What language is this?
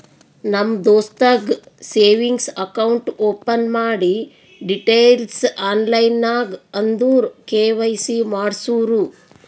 Kannada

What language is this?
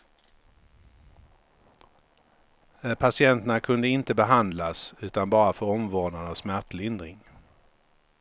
Swedish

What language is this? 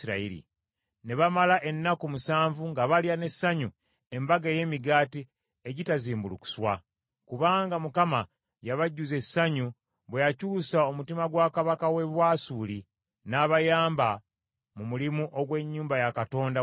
Ganda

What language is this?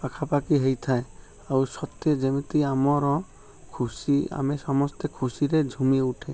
Odia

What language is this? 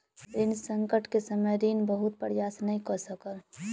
Maithili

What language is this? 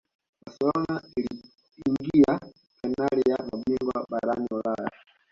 Swahili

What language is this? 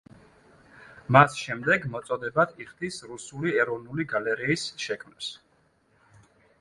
Georgian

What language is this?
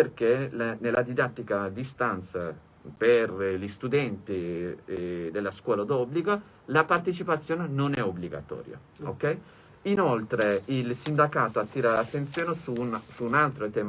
Italian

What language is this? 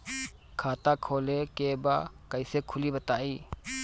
Bhojpuri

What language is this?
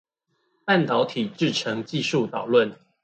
Chinese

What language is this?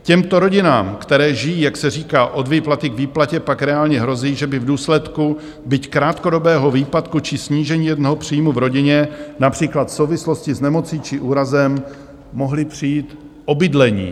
Czech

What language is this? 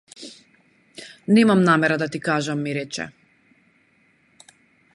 Macedonian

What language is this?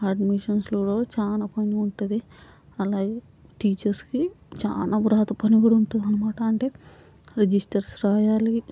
Telugu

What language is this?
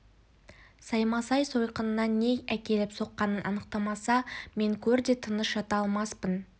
Kazakh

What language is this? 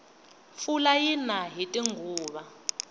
Tsonga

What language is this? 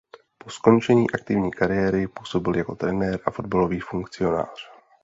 Czech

